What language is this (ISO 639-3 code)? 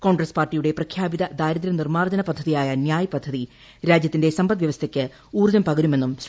mal